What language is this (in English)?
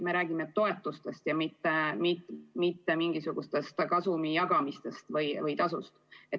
Estonian